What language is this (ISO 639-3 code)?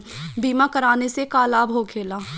bho